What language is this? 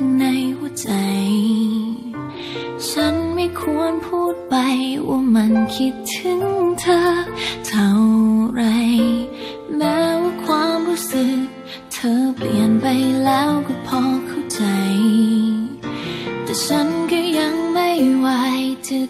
Thai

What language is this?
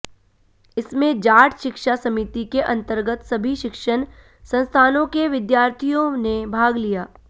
Hindi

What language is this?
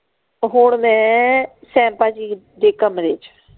Punjabi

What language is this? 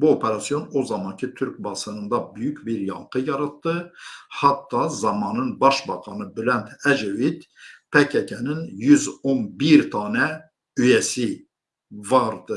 Turkish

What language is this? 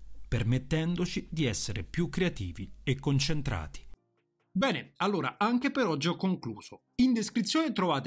Italian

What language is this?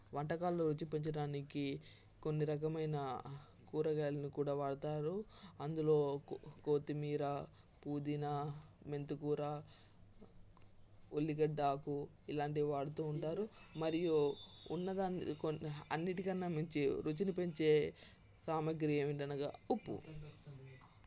Telugu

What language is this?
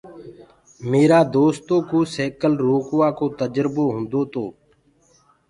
Gurgula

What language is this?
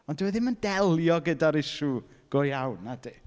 Welsh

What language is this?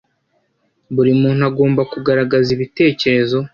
Kinyarwanda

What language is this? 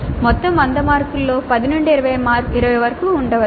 Telugu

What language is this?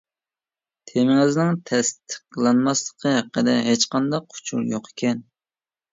Uyghur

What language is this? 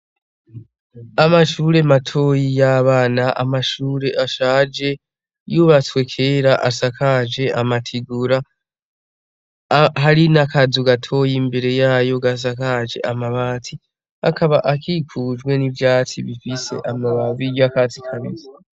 Rundi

